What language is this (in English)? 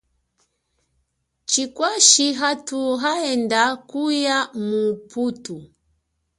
Chokwe